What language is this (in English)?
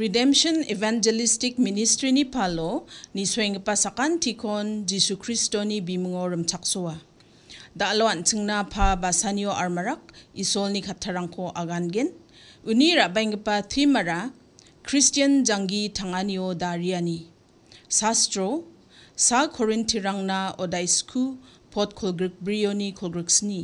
Korean